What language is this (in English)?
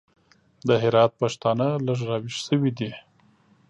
Pashto